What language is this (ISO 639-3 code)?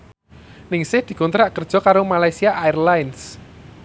jav